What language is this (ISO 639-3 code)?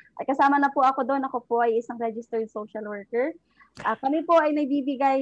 fil